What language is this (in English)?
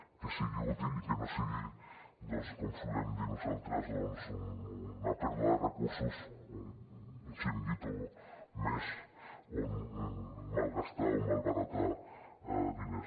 Catalan